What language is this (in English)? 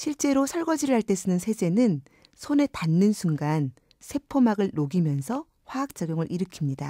Korean